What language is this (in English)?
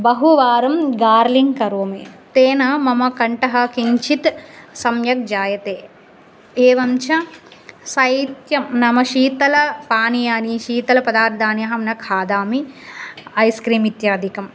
Sanskrit